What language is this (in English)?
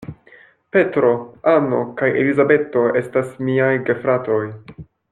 Esperanto